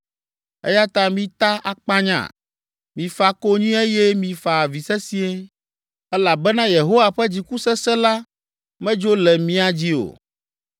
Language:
Ewe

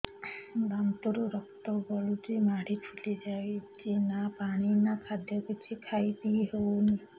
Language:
Odia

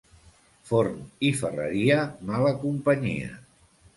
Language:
Catalan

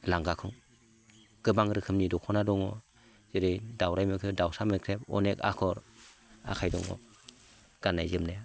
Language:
Bodo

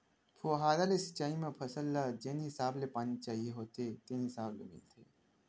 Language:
Chhattisgarhi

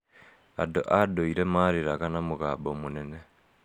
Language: Kikuyu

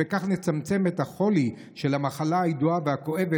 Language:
Hebrew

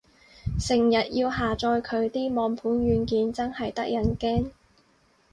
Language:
Cantonese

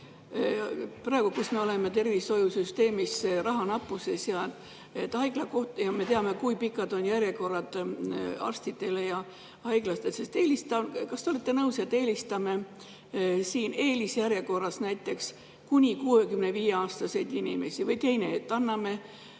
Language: Estonian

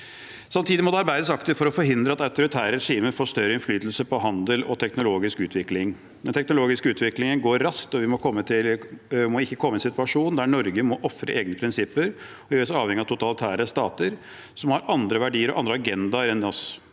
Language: Norwegian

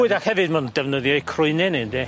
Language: Welsh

